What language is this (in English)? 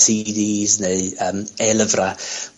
Welsh